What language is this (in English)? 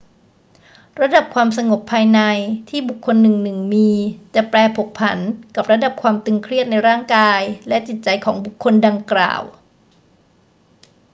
Thai